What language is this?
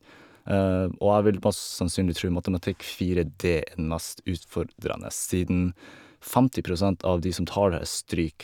Norwegian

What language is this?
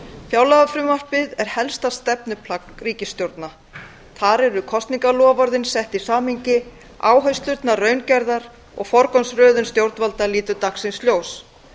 Icelandic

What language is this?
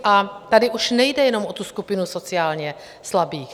Czech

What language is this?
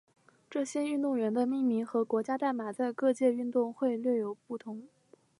Chinese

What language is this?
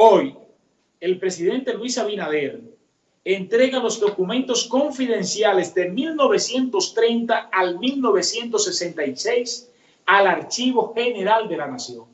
Spanish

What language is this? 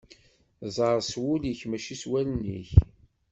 Kabyle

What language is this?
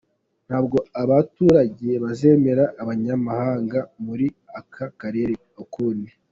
Kinyarwanda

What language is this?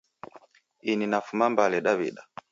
Taita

